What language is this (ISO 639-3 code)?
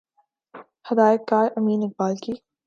urd